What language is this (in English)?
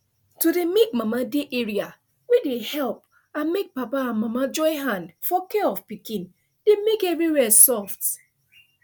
Nigerian Pidgin